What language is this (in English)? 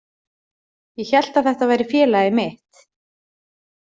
Icelandic